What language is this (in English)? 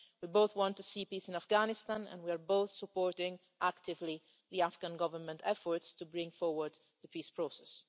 English